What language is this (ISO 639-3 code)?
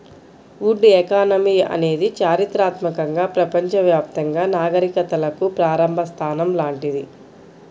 tel